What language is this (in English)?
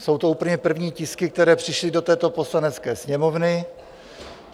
Czech